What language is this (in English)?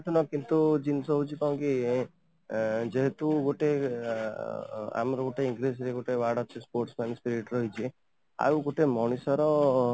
Odia